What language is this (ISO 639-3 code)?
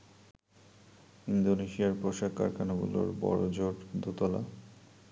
ben